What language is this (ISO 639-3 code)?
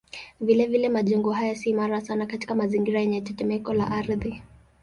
swa